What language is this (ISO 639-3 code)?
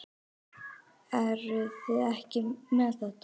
isl